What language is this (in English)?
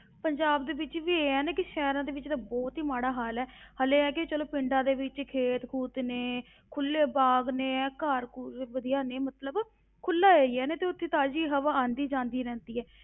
Punjabi